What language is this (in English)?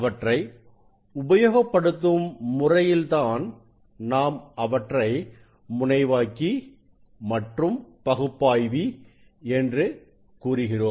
Tamil